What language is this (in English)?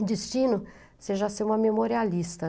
Portuguese